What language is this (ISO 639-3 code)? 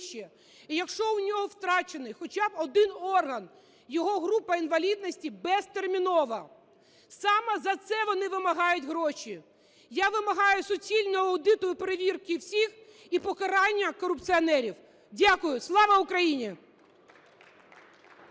ukr